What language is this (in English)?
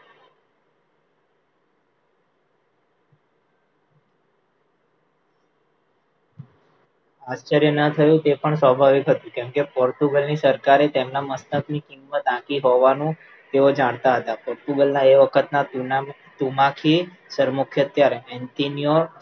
Gujarati